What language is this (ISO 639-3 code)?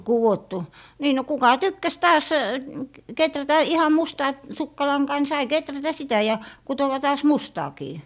fin